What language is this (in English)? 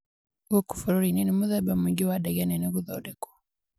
Kikuyu